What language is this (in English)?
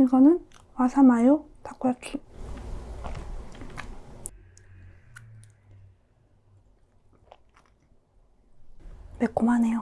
Korean